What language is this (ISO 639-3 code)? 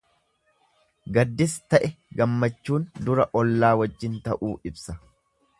orm